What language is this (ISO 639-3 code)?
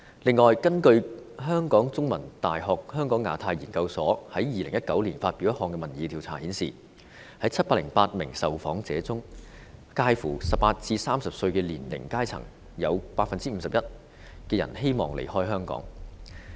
yue